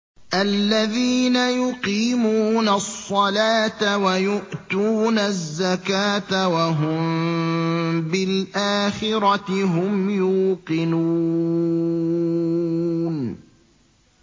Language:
Arabic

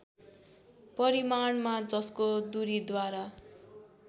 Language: Nepali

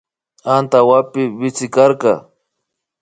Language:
Imbabura Highland Quichua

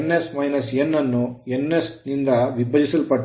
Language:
Kannada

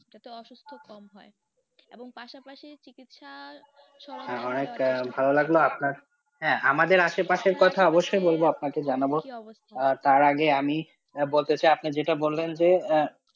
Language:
Bangla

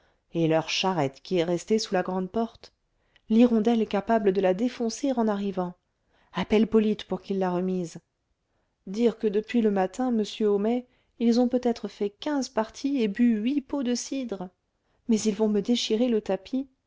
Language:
French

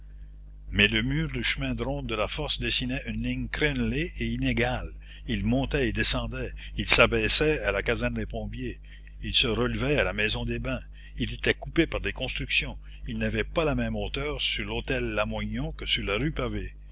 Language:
French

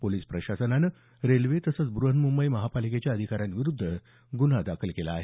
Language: Marathi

